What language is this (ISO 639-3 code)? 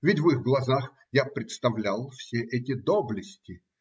rus